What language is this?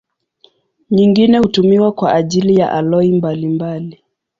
Swahili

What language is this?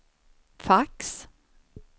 Swedish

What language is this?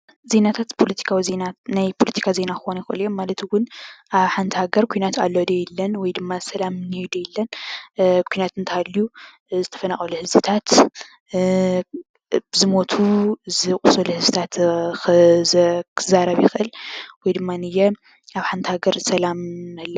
Tigrinya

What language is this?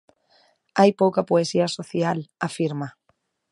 Galician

